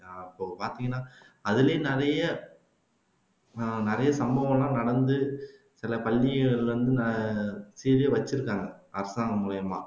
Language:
Tamil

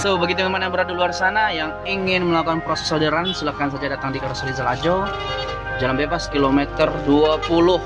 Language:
Indonesian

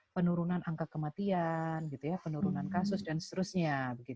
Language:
Indonesian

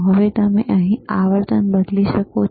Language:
Gujarati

